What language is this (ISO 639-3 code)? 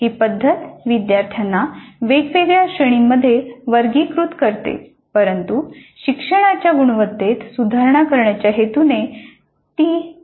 mar